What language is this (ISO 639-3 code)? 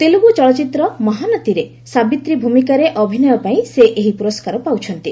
ori